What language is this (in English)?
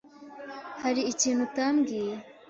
Kinyarwanda